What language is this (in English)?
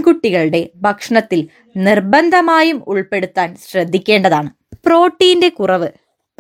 Malayalam